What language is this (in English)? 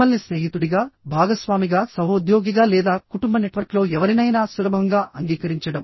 Telugu